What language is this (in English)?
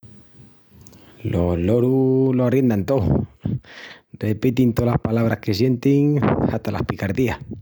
Extremaduran